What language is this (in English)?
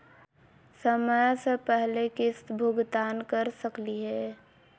Magahi